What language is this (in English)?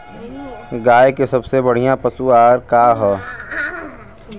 Bhojpuri